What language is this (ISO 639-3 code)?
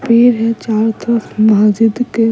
hin